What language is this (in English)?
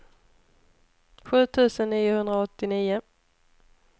Swedish